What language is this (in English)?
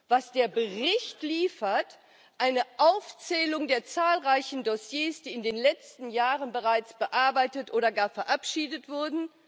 German